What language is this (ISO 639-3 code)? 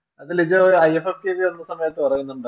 mal